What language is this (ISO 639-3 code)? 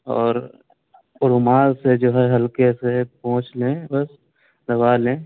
urd